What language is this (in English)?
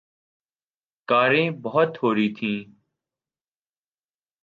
Urdu